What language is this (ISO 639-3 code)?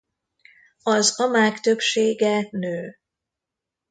hun